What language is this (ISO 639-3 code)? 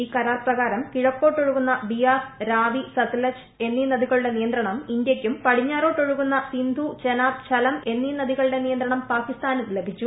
mal